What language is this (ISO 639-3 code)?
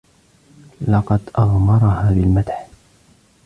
ara